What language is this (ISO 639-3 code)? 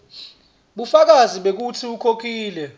ssw